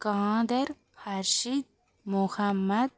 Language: Tamil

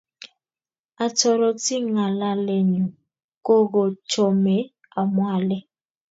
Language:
Kalenjin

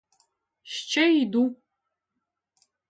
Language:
Ukrainian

